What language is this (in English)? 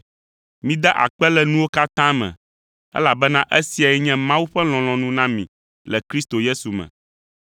Ewe